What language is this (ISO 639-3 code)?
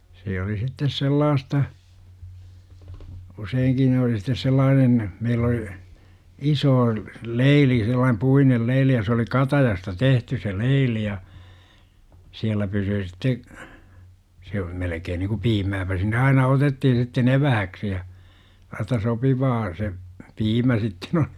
fin